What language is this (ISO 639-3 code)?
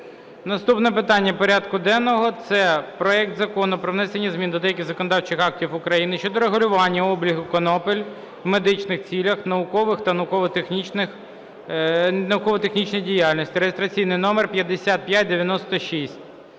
ukr